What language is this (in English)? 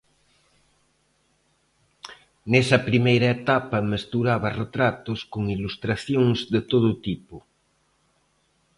Galician